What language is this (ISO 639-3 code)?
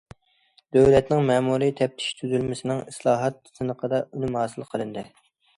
uig